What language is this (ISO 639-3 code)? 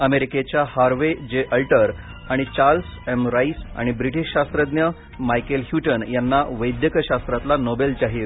mar